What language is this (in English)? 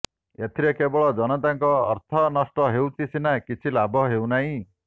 Odia